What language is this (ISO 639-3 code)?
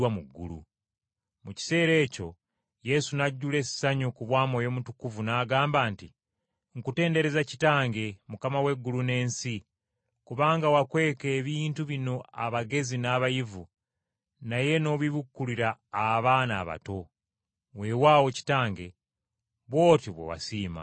lug